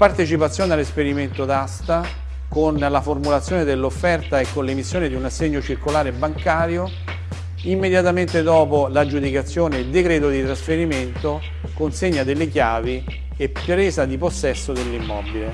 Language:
Italian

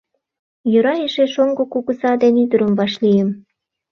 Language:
Mari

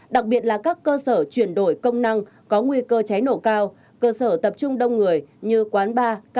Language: Vietnamese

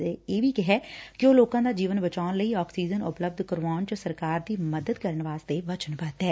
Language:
Punjabi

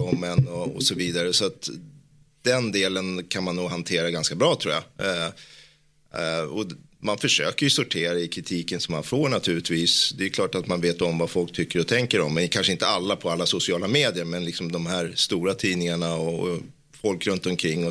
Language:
Swedish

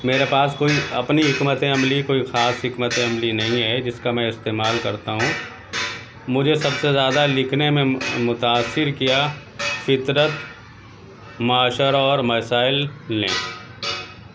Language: Urdu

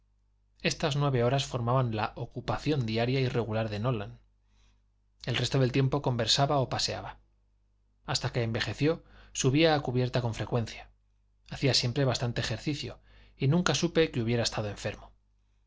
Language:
Spanish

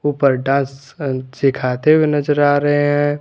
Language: Hindi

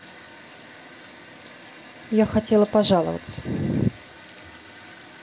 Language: Russian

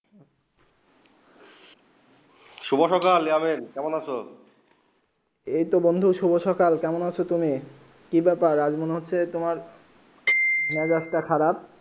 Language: Bangla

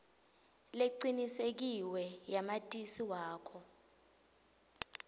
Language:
Swati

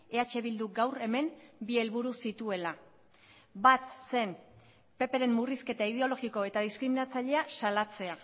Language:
Basque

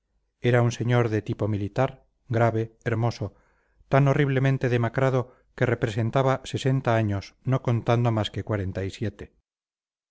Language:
Spanish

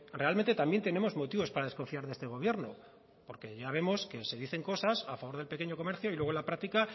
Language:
Spanish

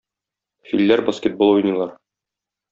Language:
Tatar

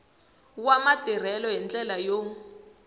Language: Tsonga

